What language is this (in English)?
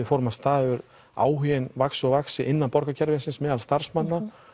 Icelandic